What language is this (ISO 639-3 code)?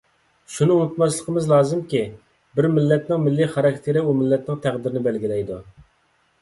uig